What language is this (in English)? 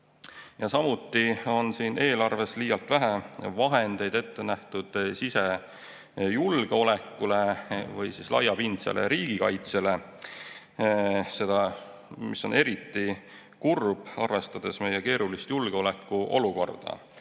Estonian